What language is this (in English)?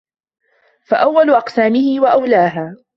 Arabic